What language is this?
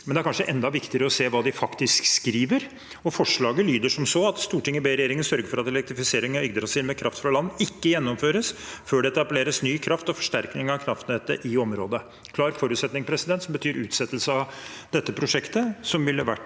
Norwegian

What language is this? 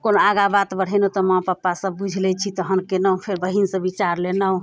Maithili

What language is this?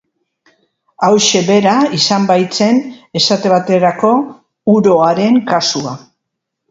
Basque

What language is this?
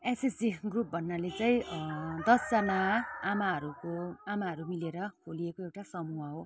Nepali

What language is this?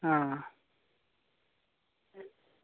Dogri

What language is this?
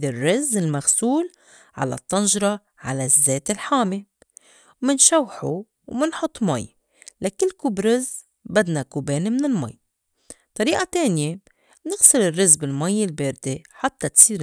North Levantine Arabic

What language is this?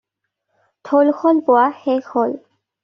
Assamese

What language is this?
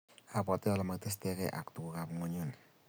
Kalenjin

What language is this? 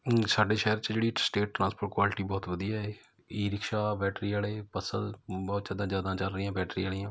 Punjabi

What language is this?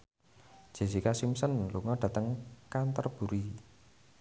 Javanese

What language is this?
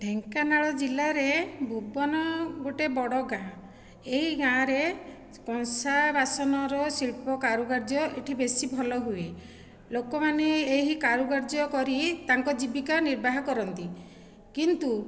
Odia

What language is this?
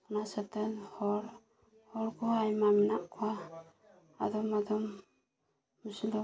Santali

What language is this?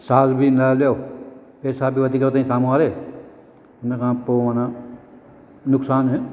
Sindhi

